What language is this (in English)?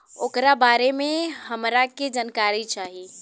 Bhojpuri